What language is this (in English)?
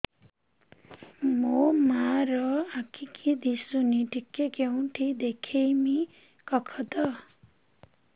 Odia